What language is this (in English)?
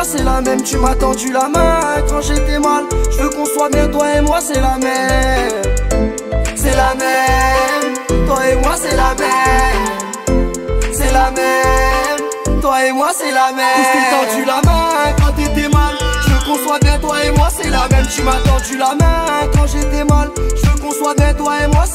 French